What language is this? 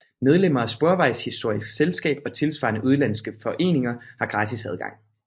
Danish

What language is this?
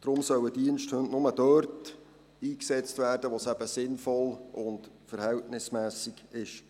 Swiss German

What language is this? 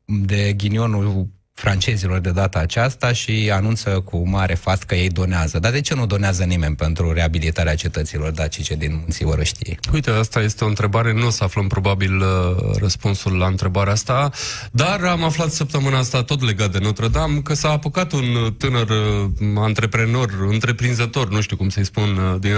Romanian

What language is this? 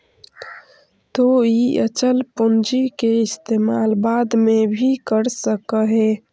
Magahi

